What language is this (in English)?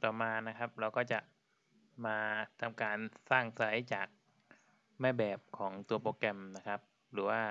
Thai